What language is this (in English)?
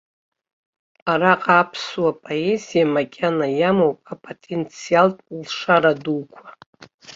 Abkhazian